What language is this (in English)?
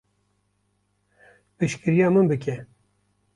Kurdish